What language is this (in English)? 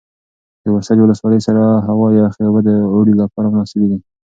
Pashto